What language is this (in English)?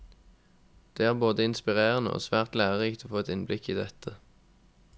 Norwegian